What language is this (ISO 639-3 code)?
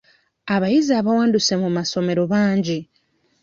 lug